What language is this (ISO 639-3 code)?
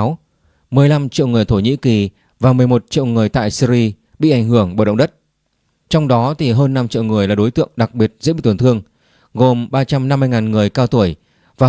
vie